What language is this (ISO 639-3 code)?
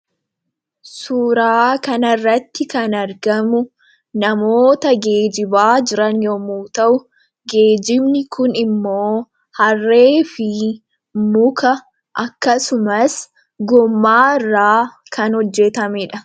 orm